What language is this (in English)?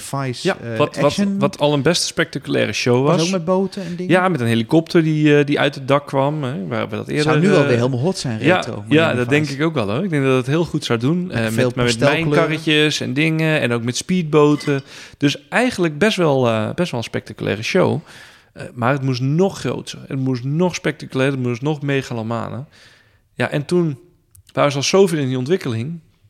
Dutch